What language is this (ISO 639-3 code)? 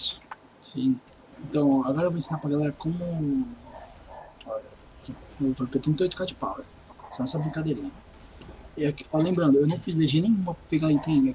por